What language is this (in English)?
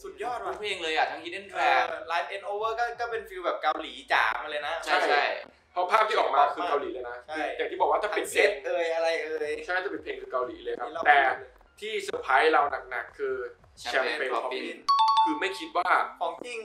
Thai